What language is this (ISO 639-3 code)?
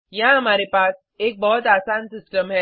hin